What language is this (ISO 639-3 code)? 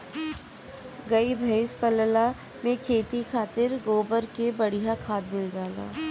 bho